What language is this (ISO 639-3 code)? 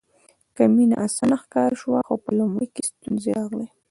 pus